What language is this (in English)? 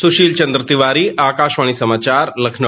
Hindi